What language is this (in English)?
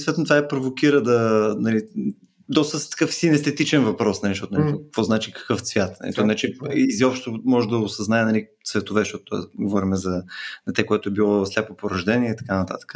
Bulgarian